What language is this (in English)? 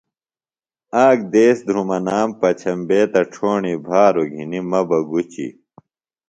Phalura